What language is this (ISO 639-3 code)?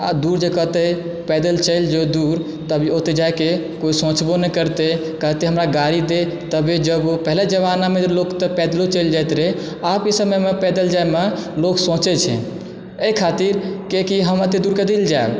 mai